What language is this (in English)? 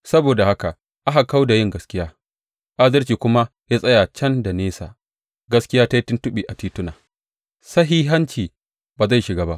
Hausa